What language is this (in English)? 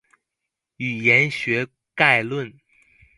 Chinese